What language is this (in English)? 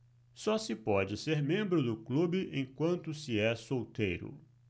Portuguese